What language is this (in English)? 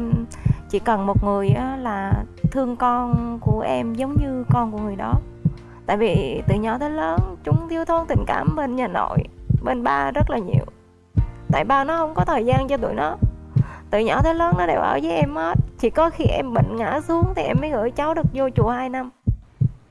Vietnamese